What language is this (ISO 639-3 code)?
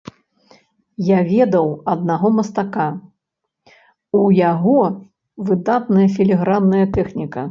bel